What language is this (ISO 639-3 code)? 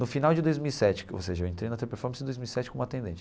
por